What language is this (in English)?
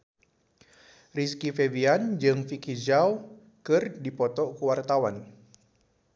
Sundanese